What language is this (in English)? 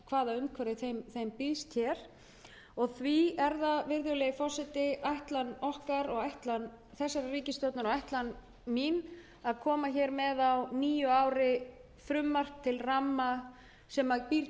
Icelandic